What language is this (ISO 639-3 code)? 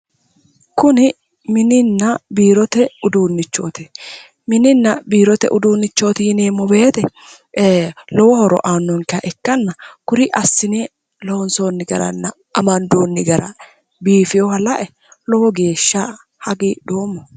sid